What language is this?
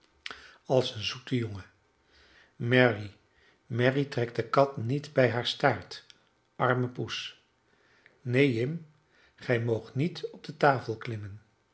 Dutch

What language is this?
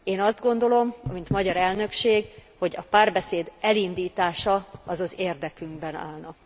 Hungarian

